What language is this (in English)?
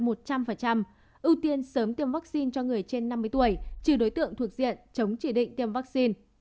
Vietnamese